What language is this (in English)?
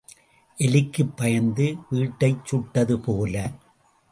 Tamil